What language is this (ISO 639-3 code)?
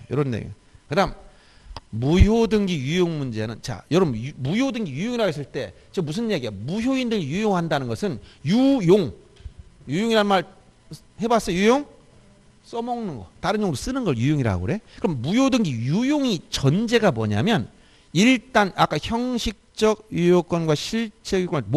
kor